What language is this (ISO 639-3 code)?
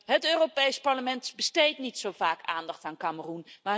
nld